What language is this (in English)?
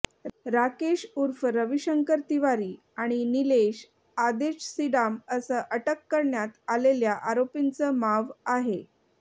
Marathi